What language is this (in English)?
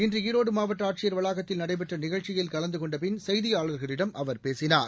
Tamil